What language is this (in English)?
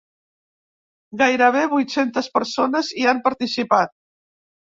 Catalan